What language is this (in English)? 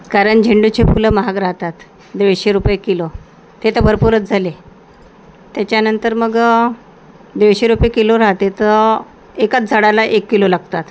Marathi